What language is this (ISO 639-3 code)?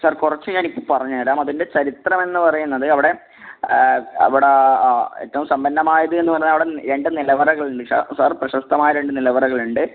mal